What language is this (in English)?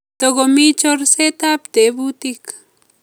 Kalenjin